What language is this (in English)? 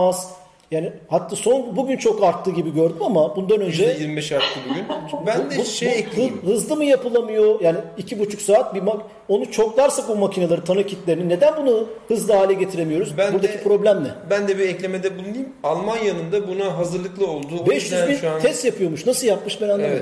Turkish